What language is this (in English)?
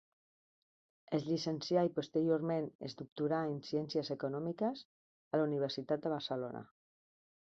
Catalan